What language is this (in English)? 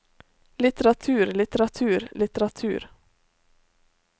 Norwegian